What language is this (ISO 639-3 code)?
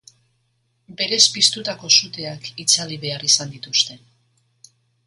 eus